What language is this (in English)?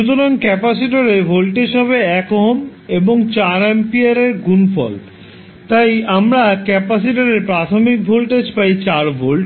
Bangla